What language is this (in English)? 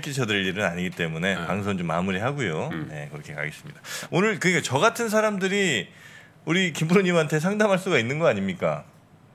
Korean